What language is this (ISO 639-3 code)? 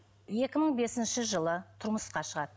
kaz